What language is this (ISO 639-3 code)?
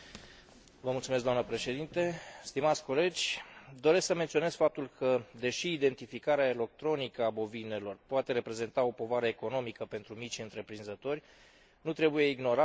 ron